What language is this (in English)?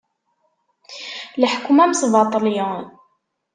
Kabyle